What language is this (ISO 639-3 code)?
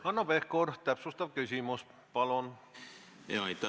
est